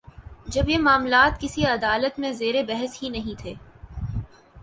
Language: Urdu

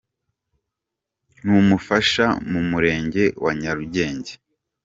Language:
Kinyarwanda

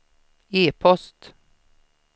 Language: Swedish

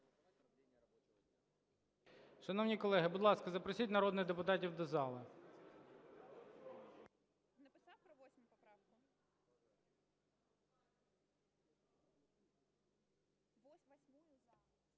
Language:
Ukrainian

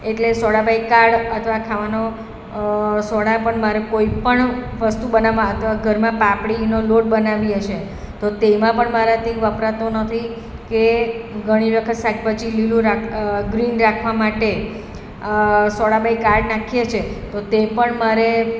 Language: Gujarati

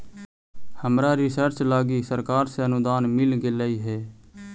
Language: Magahi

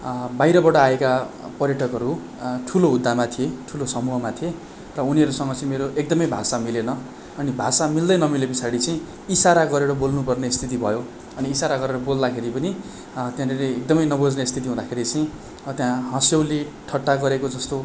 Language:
Nepali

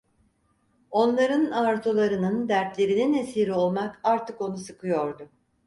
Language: Turkish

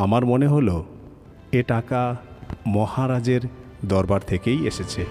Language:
Bangla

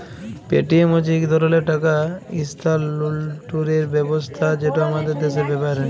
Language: Bangla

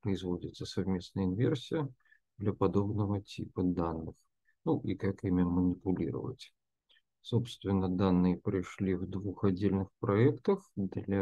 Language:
Russian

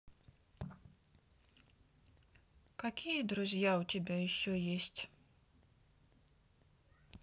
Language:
Russian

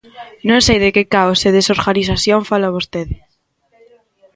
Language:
Galician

